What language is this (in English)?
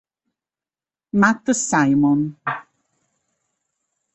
Italian